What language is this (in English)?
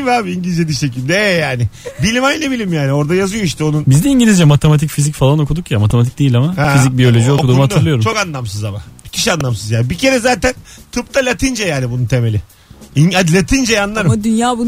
Turkish